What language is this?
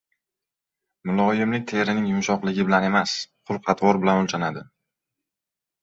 Uzbek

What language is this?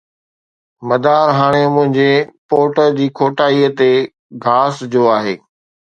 Sindhi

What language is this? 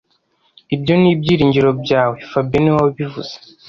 Kinyarwanda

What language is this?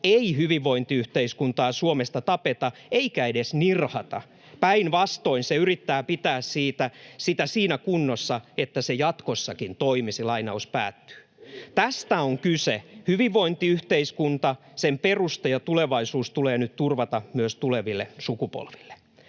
Finnish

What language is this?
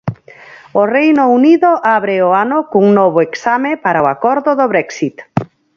Galician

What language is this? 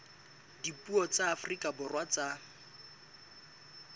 Southern Sotho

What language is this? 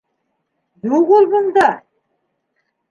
Bashkir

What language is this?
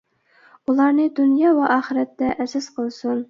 Uyghur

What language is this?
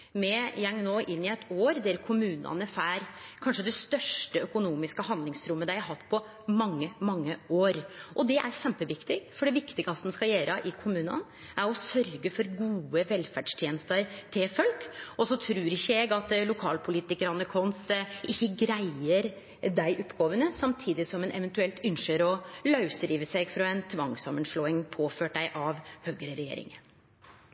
Norwegian Nynorsk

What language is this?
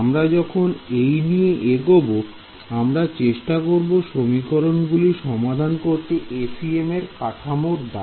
Bangla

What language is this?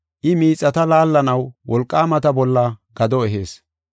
Gofa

